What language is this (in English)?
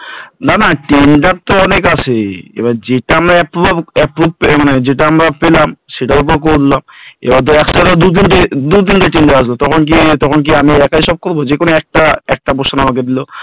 Bangla